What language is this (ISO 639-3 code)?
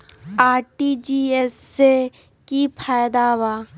mag